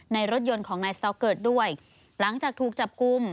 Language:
Thai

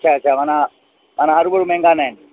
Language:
Sindhi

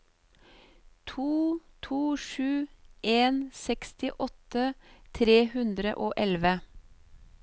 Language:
Norwegian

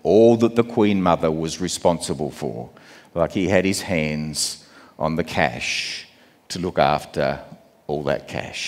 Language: English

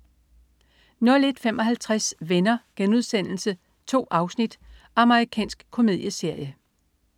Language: Danish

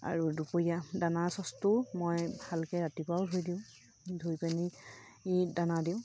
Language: Assamese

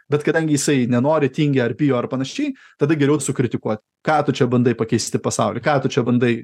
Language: Lithuanian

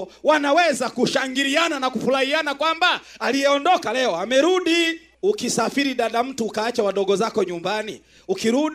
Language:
Swahili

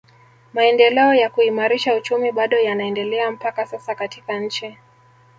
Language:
Swahili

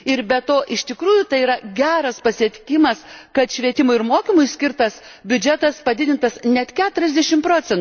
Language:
Lithuanian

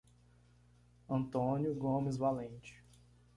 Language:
Portuguese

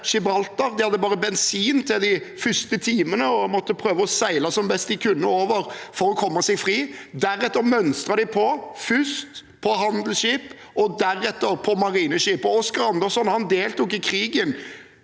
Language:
Norwegian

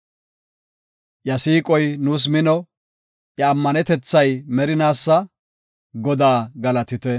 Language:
Gofa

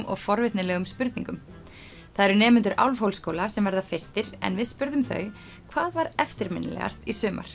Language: Icelandic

